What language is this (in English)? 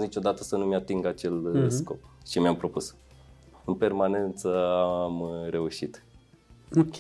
Romanian